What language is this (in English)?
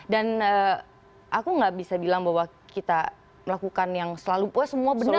Indonesian